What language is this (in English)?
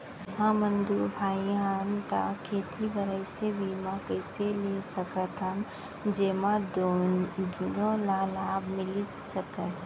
Chhattisgarhi